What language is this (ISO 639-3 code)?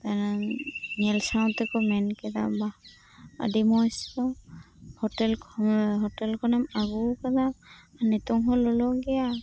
sat